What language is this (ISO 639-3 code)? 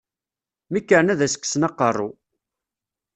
kab